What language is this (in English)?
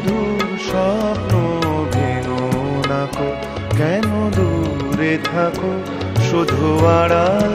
Hindi